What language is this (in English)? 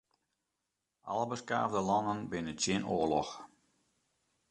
Western Frisian